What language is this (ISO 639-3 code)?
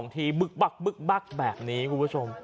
tha